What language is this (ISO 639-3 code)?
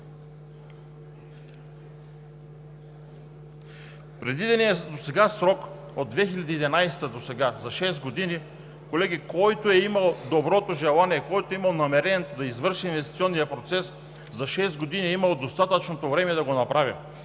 bul